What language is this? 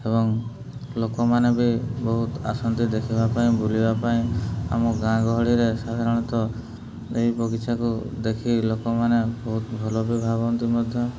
Odia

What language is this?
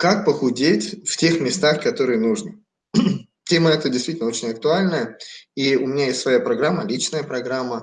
Russian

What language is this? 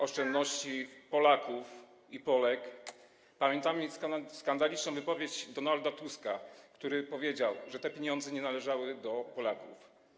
Polish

